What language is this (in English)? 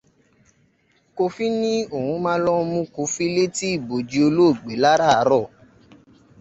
Yoruba